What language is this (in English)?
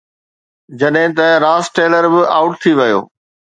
Sindhi